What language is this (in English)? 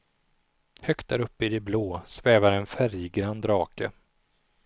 Swedish